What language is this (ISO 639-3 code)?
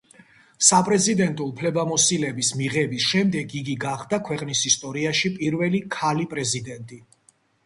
kat